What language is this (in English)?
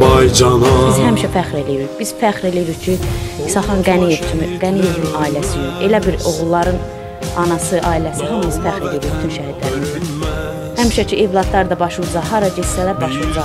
Turkish